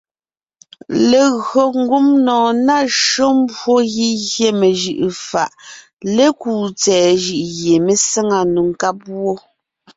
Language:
Ngiemboon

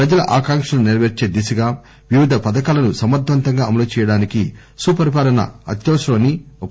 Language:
Telugu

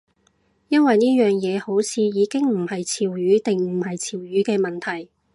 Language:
Cantonese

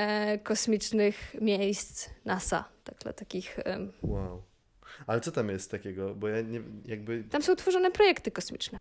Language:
Polish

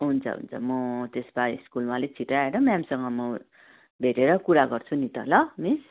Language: Nepali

